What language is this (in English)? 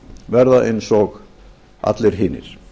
Icelandic